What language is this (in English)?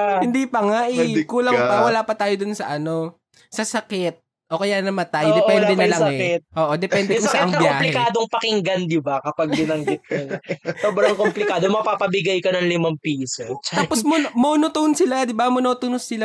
Filipino